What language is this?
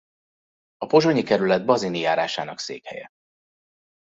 Hungarian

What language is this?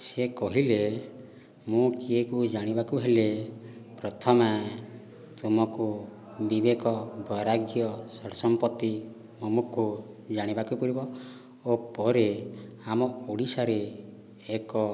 Odia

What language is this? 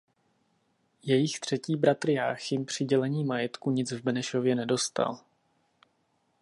Czech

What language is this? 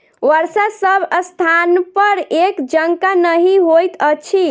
Maithili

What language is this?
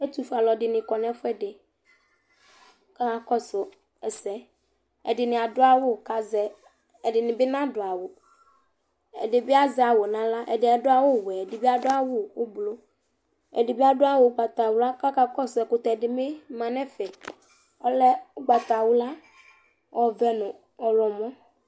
Ikposo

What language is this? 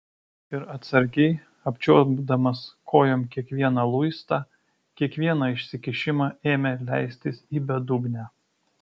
Lithuanian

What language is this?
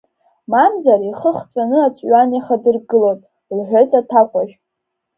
Abkhazian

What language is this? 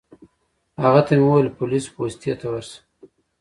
Pashto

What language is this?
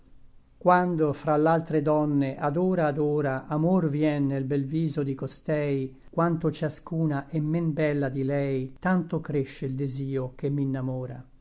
Italian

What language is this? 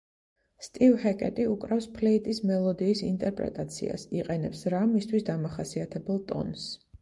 Georgian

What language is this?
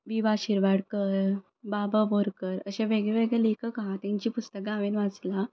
Konkani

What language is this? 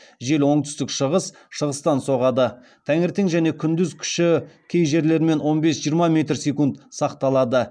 Kazakh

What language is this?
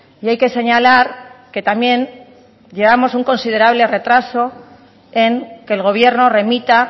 Spanish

